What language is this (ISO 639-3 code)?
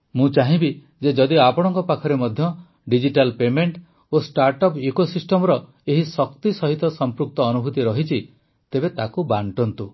ori